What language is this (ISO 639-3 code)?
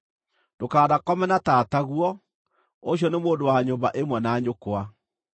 kik